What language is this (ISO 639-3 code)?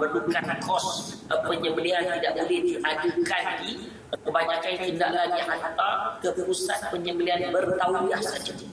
msa